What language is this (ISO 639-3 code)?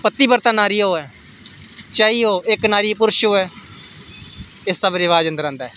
doi